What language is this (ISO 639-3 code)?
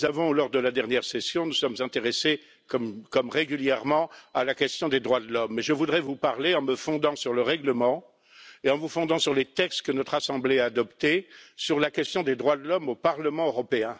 fra